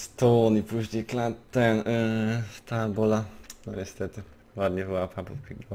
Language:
Polish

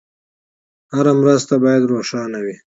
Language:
Pashto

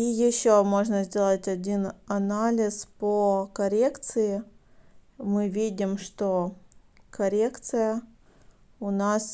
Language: Russian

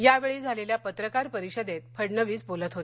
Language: Marathi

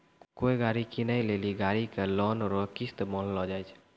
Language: Maithili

